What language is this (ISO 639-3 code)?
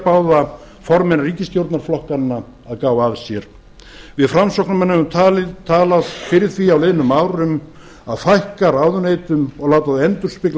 isl